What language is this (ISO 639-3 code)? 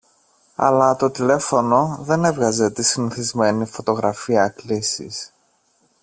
ell